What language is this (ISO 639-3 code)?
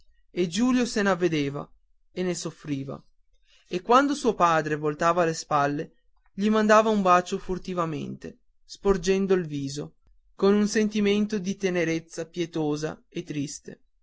ita